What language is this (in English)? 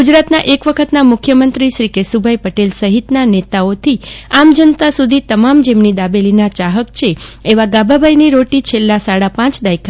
Gujarati